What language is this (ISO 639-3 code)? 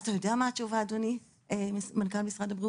heb